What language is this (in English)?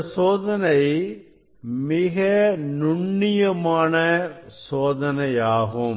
Tamil